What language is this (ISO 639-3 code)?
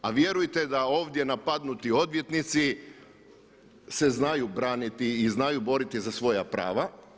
hrv